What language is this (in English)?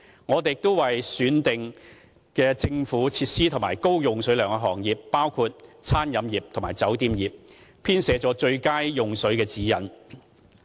Cantonese